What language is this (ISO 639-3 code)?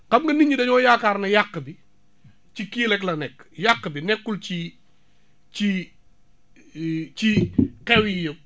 wol